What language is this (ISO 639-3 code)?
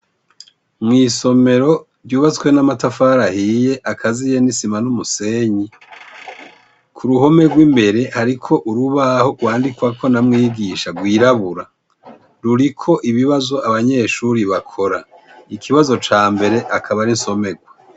run